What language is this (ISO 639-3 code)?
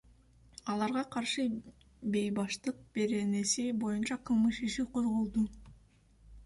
kir